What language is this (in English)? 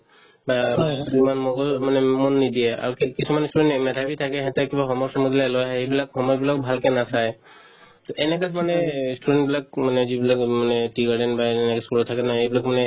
Assamese